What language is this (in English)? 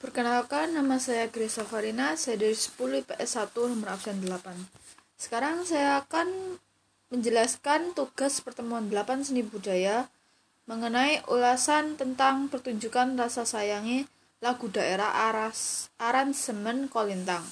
Indonesian